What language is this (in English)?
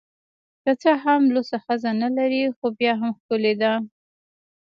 Pashto